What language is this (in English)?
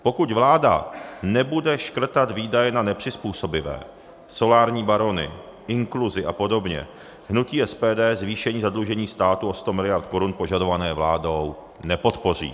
Czech